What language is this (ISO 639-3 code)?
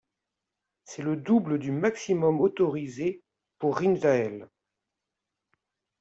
fra